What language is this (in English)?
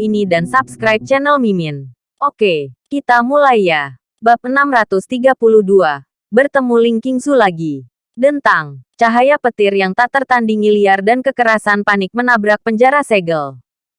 Indonesian